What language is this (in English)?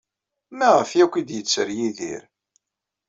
Kabyle